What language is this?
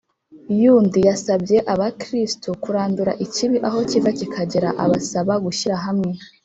Kinyarwanda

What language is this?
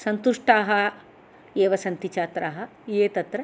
Sanskrit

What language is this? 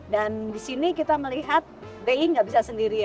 Indonesian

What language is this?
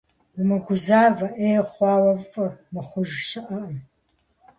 Kabardian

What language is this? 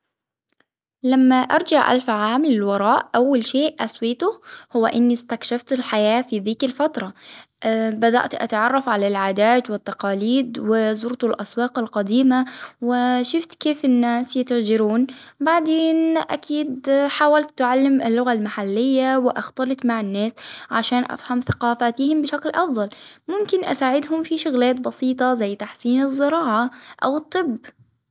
Hijazi Arabic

